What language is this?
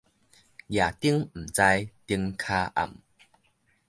Min Nan Chinese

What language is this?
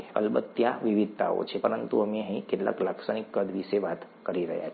Gujarati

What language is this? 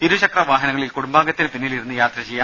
Malayalam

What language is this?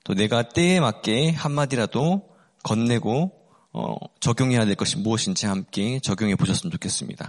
Korean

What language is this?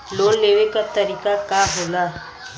Bhojpuri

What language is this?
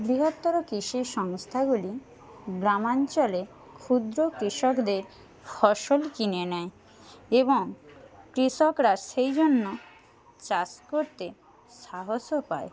Bangla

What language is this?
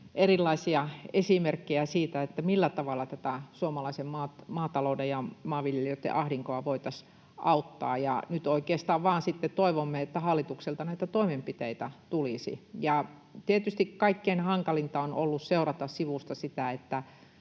Finnish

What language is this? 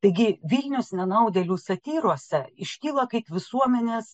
Lithuanian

